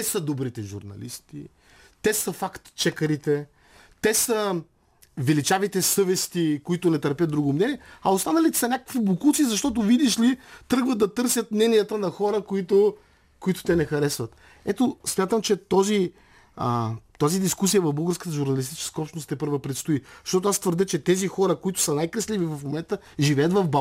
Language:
Bulgarian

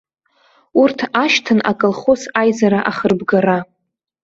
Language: Abkhazian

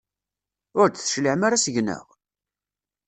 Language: Kabyle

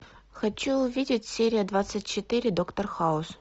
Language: Russian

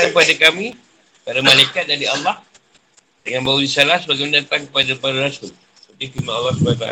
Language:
Malay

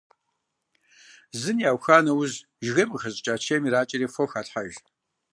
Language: Kabardian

